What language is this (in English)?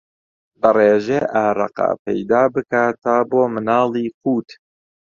Central Kurdish